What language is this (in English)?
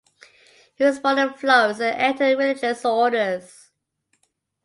English